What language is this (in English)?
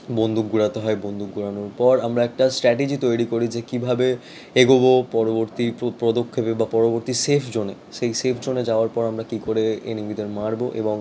Bangla